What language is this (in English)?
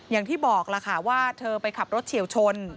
Thai